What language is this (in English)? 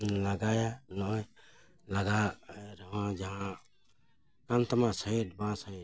Santali